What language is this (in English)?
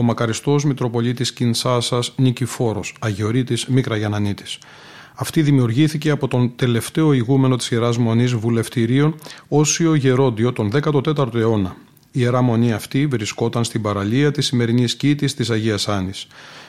Greek